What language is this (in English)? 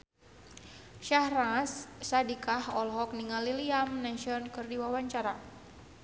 Sundanese